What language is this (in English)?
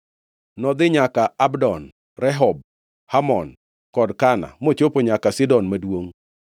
Luo (Kenya and Tanzania)